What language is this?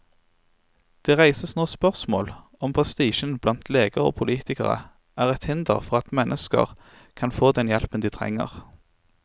Norwegian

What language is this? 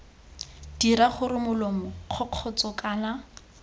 Tswana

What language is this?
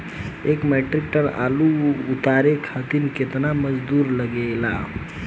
Bhojpuri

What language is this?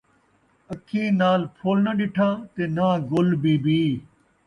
Saraiki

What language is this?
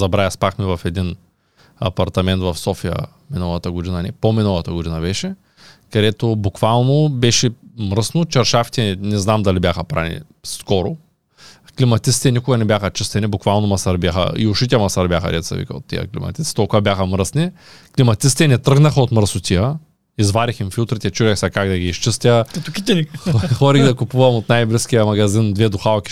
Bulgarian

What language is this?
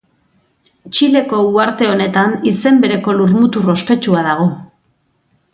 Basque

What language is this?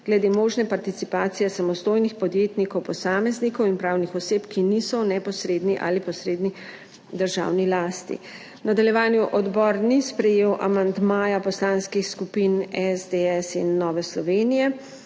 Slovenian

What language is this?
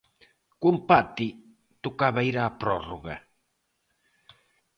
Galician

